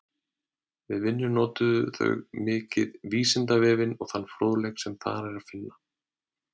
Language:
Icelandic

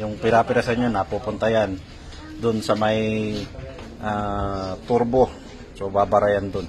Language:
Filipino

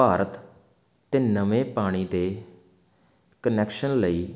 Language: Punjabi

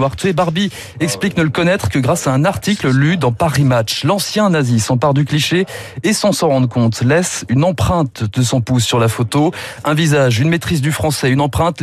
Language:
French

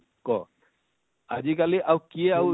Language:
Odia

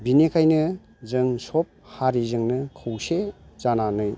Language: Bodo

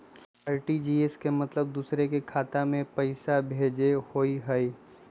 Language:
Magahi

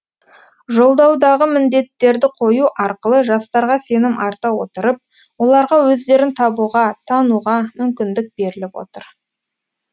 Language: Kazakh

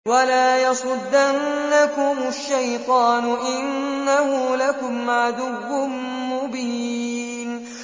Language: Arabic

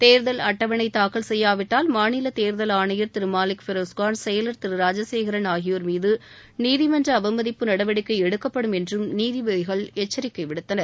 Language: Tamil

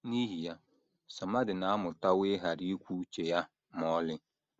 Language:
Igbo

